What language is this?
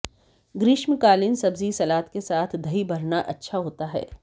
Hindi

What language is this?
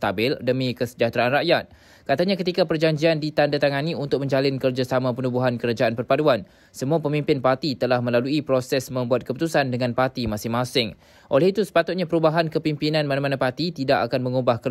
Malay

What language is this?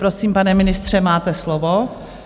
Czech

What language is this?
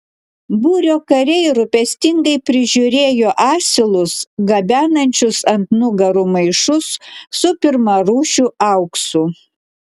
Lithuanian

